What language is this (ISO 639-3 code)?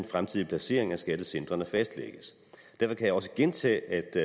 dan